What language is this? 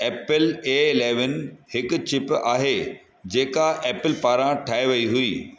Sindhi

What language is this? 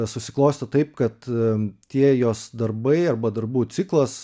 Lithuanian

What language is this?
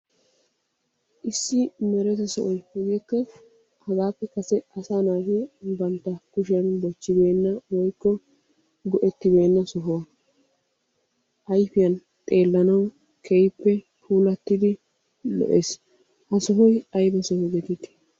Wolaytta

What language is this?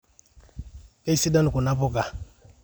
Masai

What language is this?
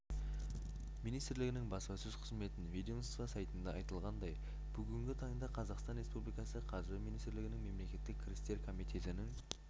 Kazakh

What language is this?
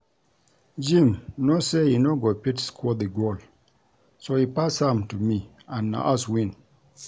Nigerian Pidgin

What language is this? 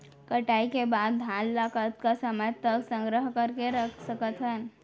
Chhattisgarhi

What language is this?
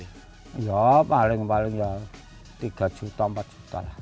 Indonesian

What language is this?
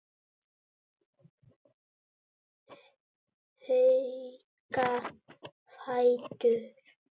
Icelandic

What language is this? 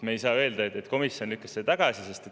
Estonian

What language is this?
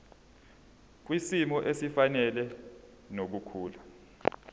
Zulu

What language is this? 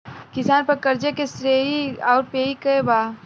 Bhojpuri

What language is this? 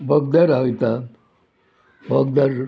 Konkani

